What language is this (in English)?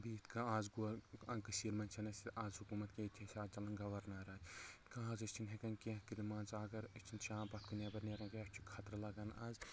Kashmiri